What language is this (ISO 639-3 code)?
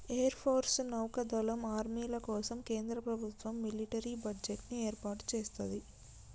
tel